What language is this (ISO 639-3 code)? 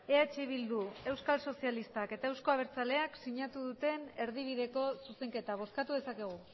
eus